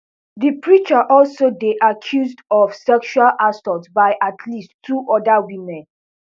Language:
Nigerian Pidgin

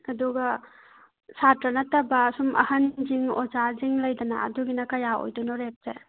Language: Manipuri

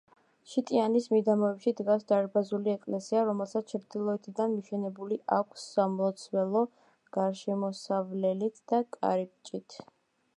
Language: Georgian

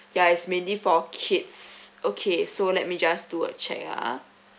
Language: English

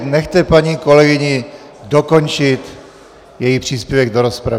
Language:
Czech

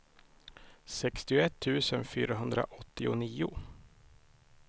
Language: Swedish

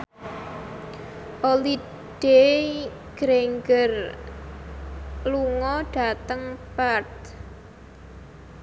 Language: Javanese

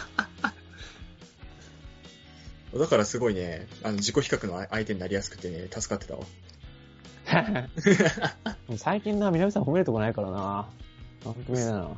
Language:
Japanese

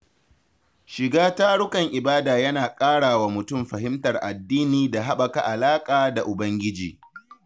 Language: Hausa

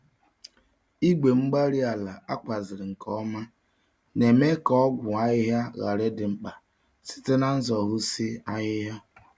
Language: Igbo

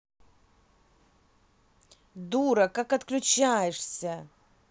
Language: Russian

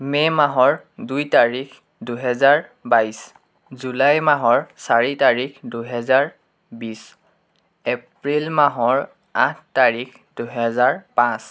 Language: Assamese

